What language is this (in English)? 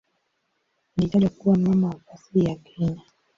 Swahili